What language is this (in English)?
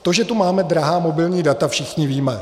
Czech